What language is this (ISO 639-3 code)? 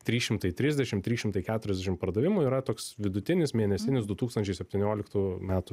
lit